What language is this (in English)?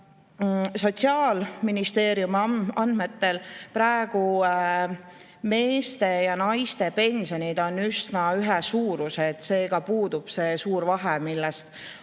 Estonian